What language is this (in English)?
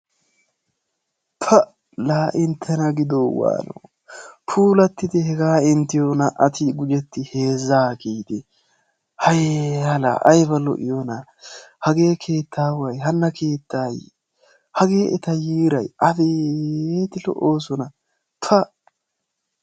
Wolaytta